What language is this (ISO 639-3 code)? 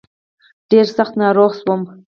pus